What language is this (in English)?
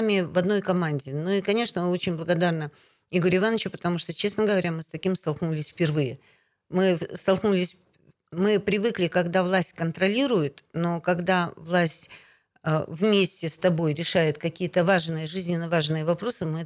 Russian